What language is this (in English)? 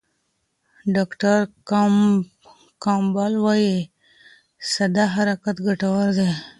Pashto